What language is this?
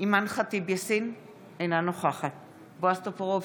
Hebrew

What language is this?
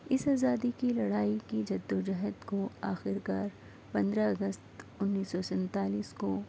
Urdu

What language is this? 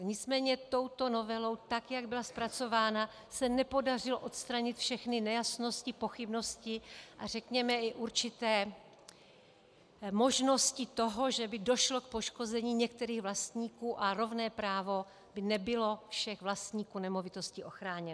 Czech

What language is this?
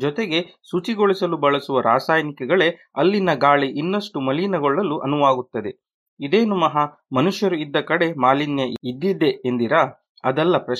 Kannada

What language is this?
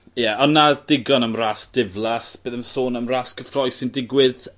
Welsh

